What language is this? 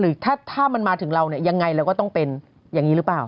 Thai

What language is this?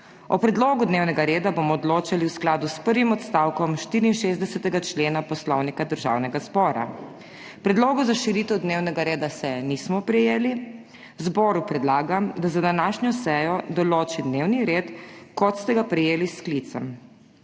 Slovenian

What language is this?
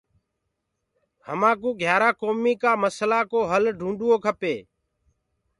Gurgula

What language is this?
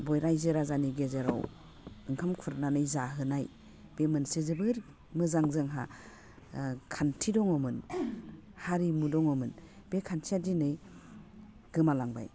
Bodo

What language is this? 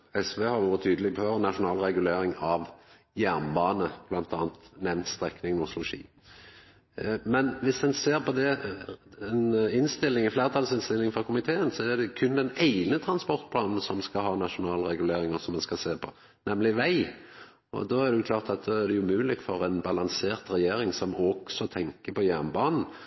Norwegian Nynorsk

